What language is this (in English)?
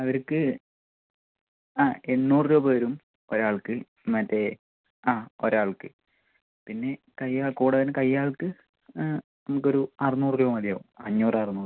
Malayalam